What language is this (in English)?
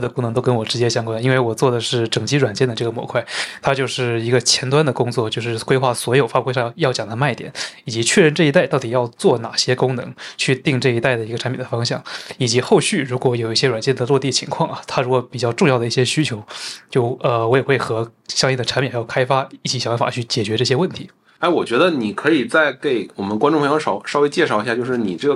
Chinese